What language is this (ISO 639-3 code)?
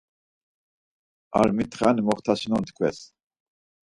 lzz